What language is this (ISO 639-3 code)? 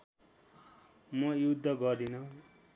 nep